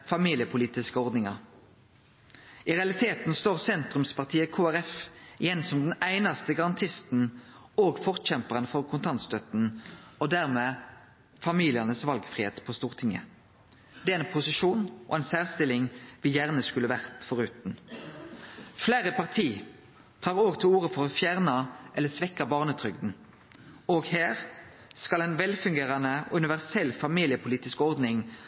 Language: Norwegian Nynorsk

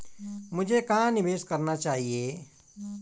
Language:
Hindi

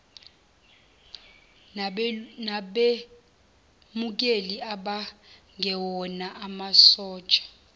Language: Zulu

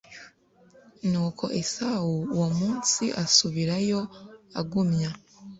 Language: Kinyarwanda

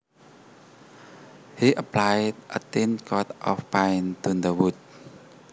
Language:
Javanese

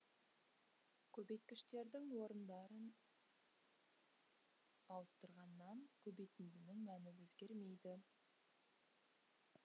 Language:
Kazakh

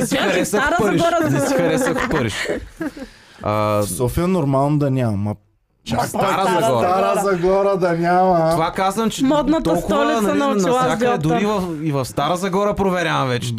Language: Bulgarian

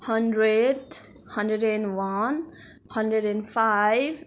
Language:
Nepali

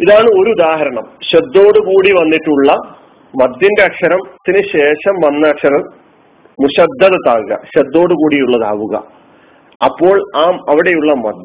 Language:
Malayalam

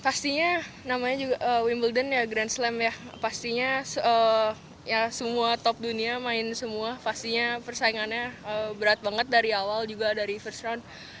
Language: Indonesian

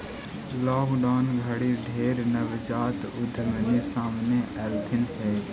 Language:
Magahi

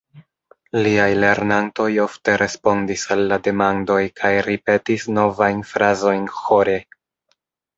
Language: Esperanto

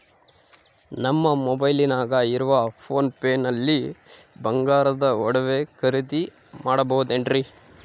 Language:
Kannada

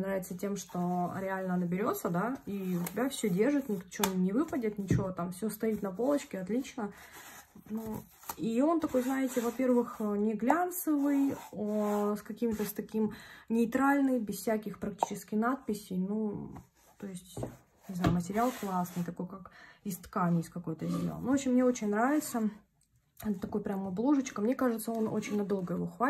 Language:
Russian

